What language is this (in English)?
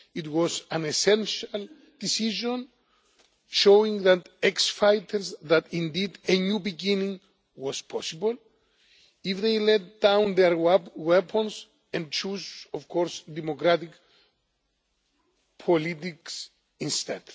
English